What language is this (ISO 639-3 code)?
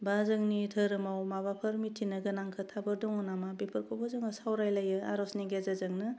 brx